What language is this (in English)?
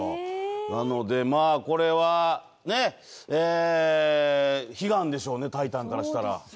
Japanese